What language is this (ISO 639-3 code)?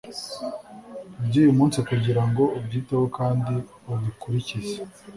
kin